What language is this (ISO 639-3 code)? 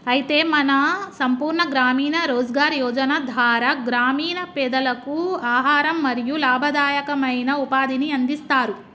tel